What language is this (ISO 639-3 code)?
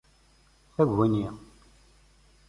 kab